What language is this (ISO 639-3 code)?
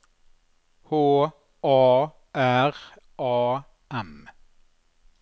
nor